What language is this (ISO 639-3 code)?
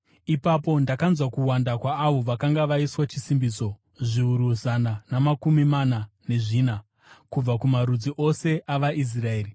sna